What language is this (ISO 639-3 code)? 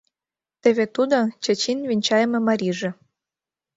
chm